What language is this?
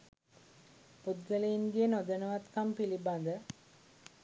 Sinhala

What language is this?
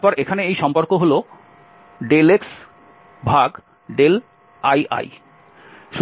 Bangla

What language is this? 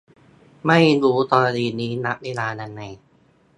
Thai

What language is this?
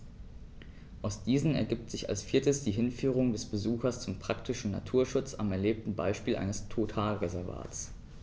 German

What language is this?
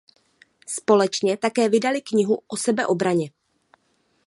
Czech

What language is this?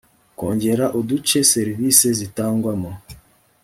Kinyarwanda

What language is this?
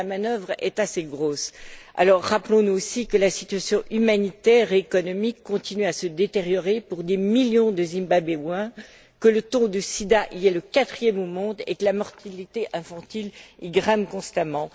French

